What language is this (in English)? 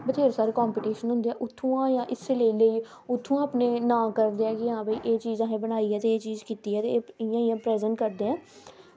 Dogri